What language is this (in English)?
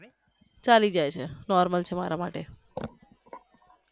Gujarati